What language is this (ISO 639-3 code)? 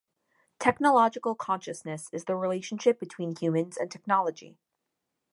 eng